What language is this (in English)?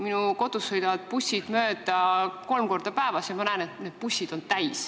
Estonian